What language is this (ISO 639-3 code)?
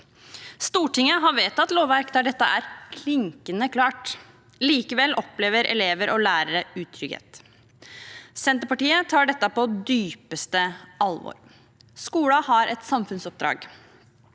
nor